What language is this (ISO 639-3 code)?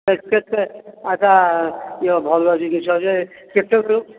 ori